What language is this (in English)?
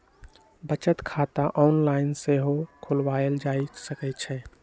Magahi